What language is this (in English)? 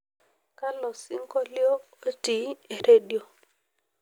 Masai